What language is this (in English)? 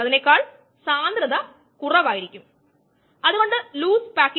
Malayalam